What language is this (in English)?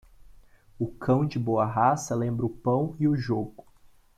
Portuguese